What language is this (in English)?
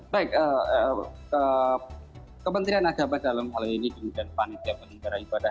Indonesian